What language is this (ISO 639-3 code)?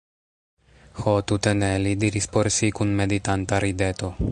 epo